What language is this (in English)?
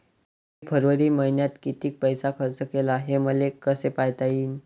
Marathi